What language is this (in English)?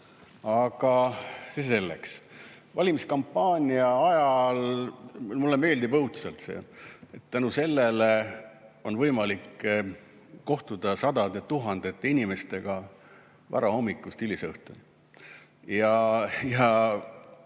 Estonian